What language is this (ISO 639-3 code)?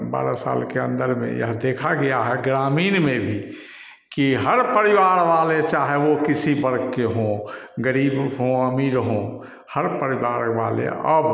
hin